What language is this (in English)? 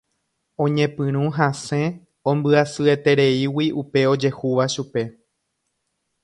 Guarani